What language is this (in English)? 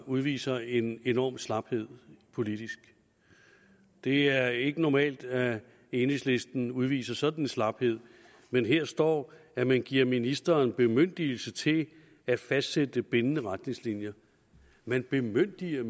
Danish